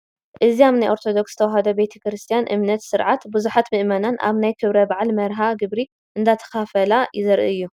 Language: Tigrinya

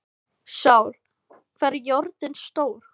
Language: Icelandic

